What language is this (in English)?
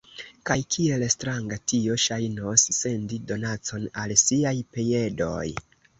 Esperanto